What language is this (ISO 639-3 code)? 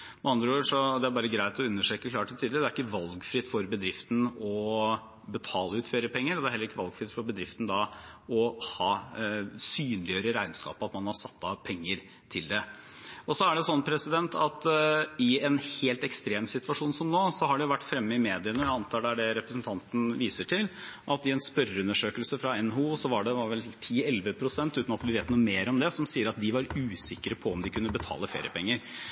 nob